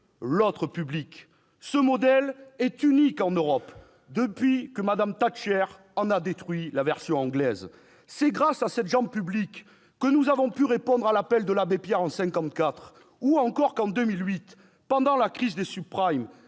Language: French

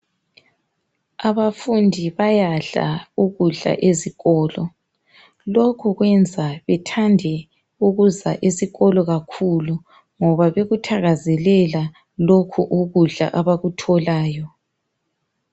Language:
North Ndebele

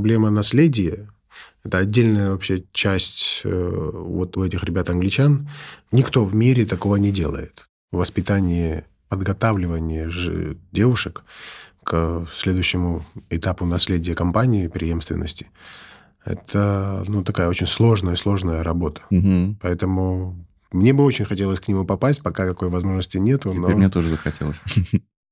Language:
Russian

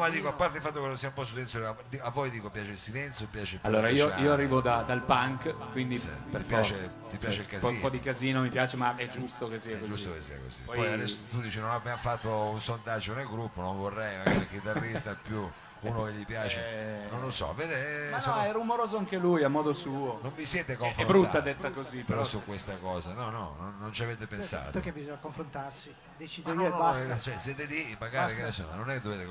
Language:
Italian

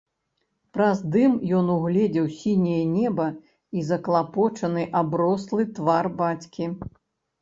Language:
Belarusian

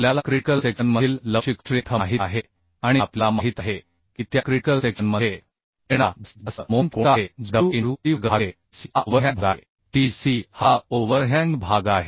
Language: Marathi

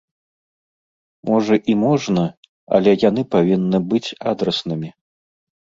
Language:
Belarusian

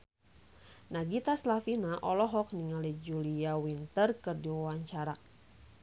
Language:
Sundanese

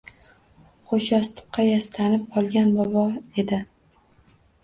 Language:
Uzbek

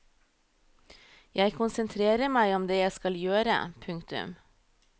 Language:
Norwegian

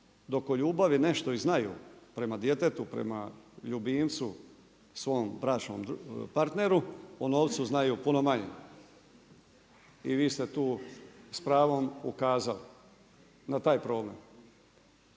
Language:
Croatian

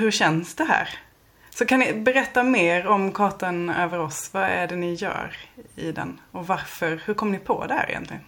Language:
Swedish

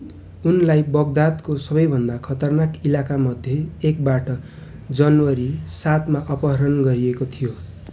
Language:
Nepali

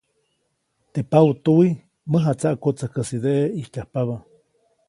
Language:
Copainalá Zoque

